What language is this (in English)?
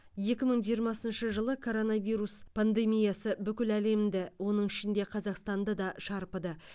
Kazakh